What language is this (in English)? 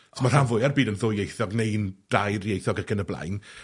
Welsh